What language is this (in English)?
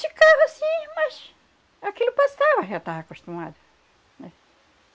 Portuguese